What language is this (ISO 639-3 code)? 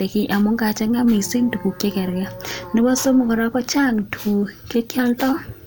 kln